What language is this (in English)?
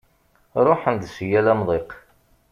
Kabyle